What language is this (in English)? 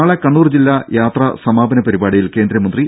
Malayalam